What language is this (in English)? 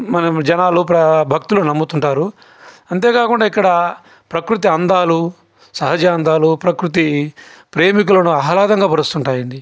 Telugu